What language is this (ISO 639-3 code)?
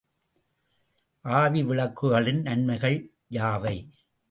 tam